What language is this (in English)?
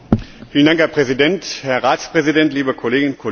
German